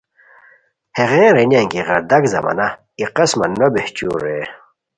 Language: Khowar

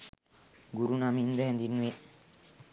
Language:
Sinhala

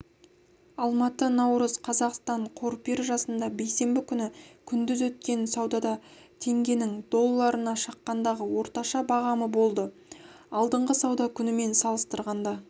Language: Kazakh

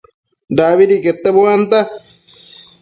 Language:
Matsés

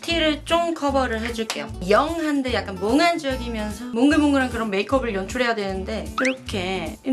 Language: Korean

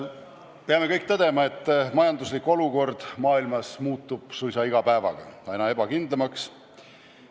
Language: Estonian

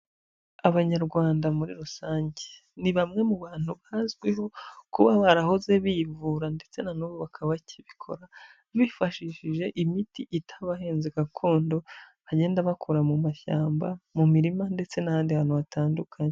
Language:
Kinyarwanda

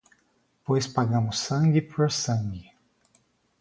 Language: Portuguese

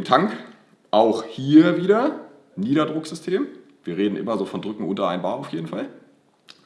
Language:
German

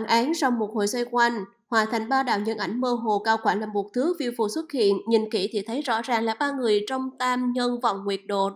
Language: Vietnamese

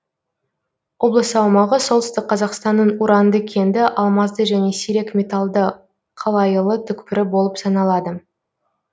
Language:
Kazakh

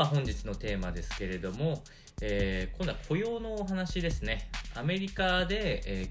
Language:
Japanese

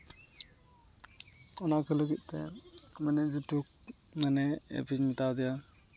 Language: Santali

